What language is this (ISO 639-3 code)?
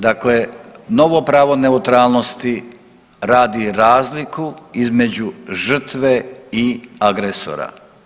hrv